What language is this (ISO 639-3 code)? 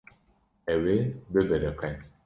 kur